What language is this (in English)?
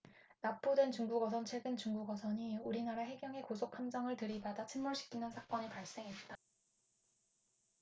Korean